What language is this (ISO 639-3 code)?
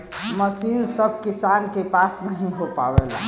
bho